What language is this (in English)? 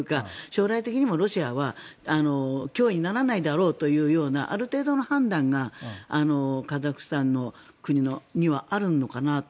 Japanese